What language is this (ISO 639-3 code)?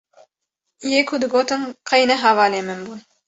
kur